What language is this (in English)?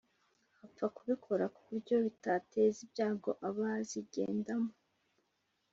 Kinyarwanda